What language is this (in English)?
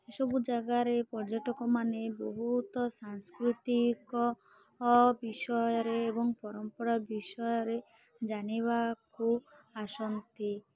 Odia